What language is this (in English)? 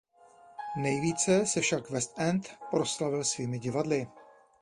Czech